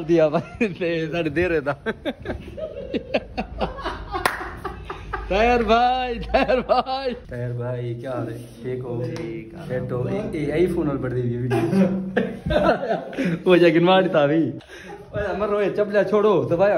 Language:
Arabic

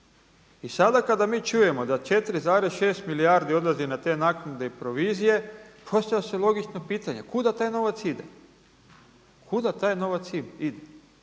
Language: Croatian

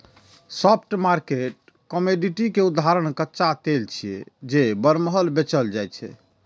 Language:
Maithili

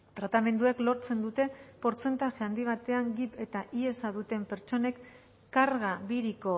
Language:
Basque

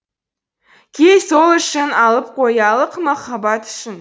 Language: Kazakh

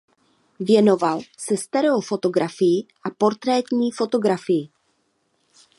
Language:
Czech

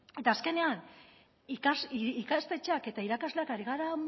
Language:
Basque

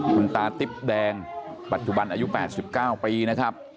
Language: Thai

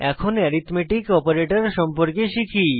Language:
Bangla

